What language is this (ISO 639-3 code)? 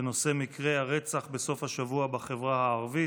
heb